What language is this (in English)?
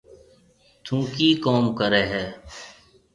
Marwari (Pakistan)